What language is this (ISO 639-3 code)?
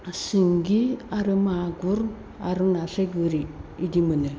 brx